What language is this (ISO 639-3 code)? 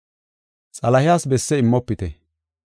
gof